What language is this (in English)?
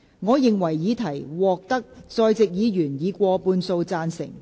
Cantonese